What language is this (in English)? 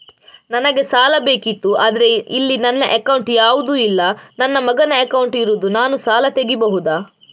Kannada